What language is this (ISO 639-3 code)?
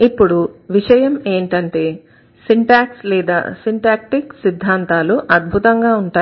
tel